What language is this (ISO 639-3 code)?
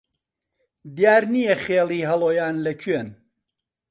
ckb